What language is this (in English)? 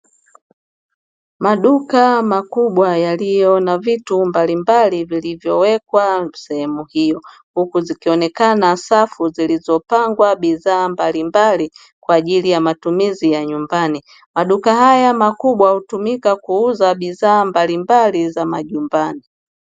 Swahili